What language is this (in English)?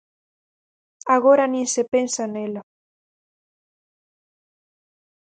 Galician